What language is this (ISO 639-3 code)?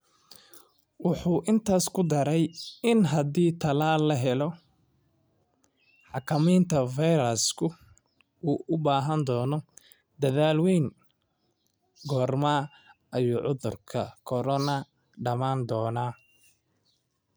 som